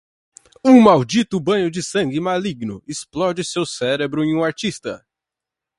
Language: Portuguese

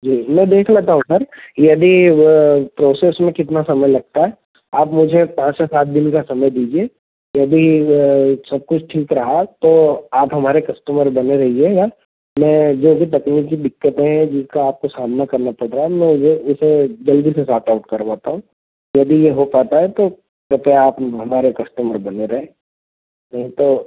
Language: Hindi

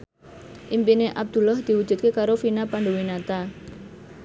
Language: Javanese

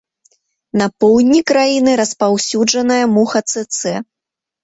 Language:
Belarusian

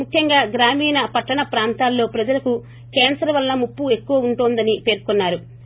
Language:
Telugu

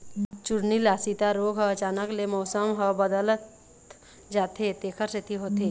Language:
Chhattisgarhi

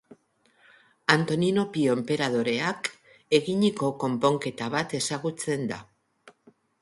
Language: Basque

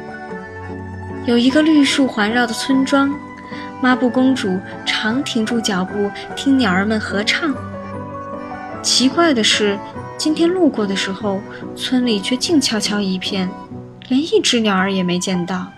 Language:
Chinese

